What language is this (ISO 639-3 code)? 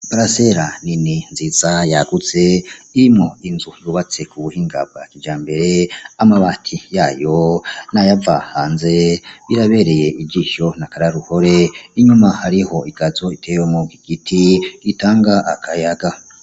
run